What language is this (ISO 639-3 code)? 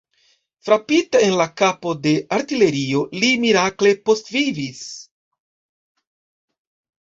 epo